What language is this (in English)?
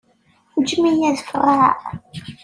Kabyle